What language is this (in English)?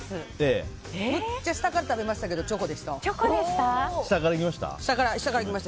Japanese